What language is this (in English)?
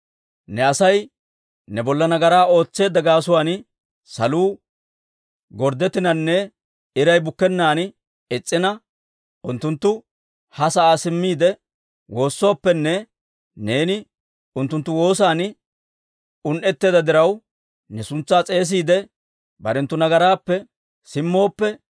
Dawro